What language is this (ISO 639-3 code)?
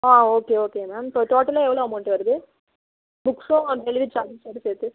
tam